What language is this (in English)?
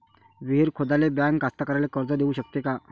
Marathi